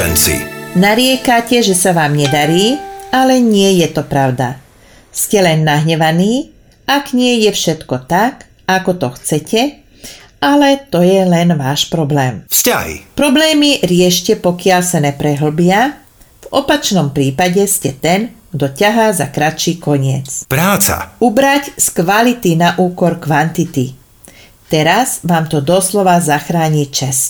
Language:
Slovak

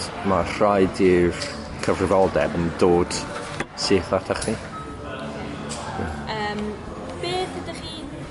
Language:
Welsh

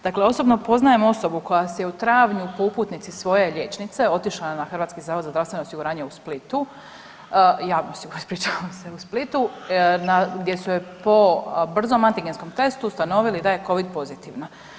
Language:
Croatian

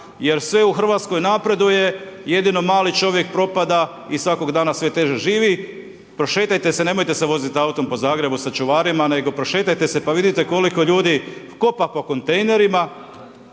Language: Croatian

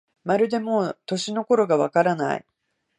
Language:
Japanese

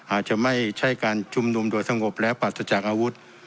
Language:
Thai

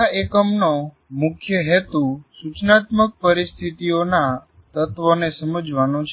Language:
Gujarati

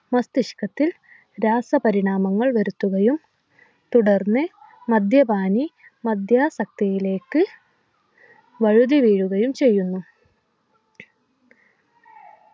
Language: Malayalam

